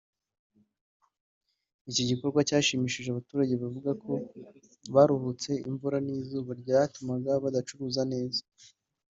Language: Kinyarwanda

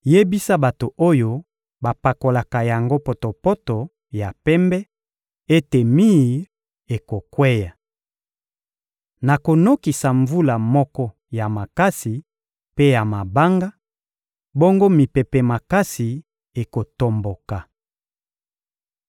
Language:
Lingala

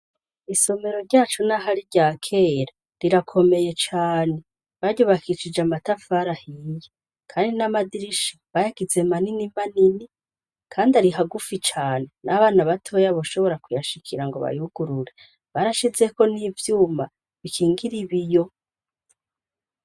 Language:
Rundi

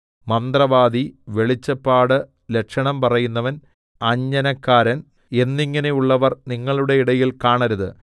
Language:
Malayalam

